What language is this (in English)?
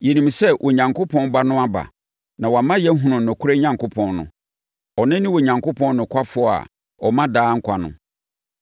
Akan